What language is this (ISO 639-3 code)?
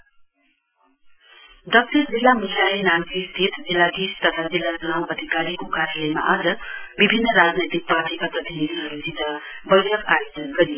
nep